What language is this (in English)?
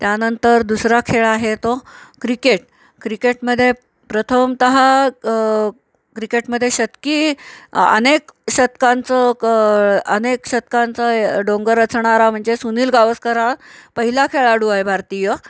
Marathi